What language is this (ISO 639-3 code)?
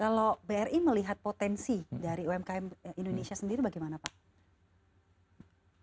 ind